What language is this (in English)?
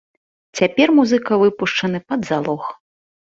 Belarusian